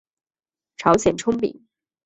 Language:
Chinese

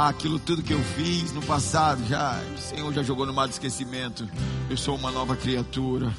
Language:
Portuguese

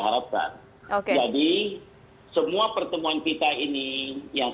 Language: Indonesian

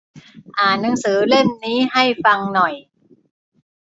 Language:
Thai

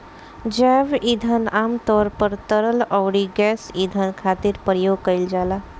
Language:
Bhojpuri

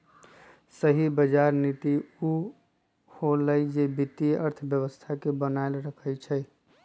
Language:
Magahi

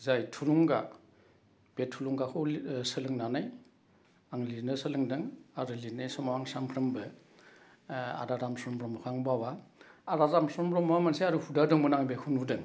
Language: Bodo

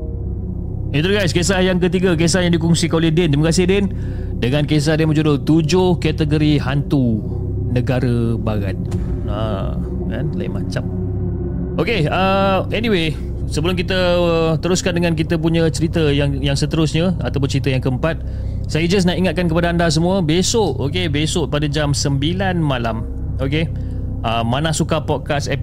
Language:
Malay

